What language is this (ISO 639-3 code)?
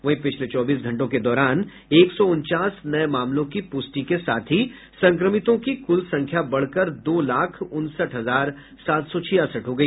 hin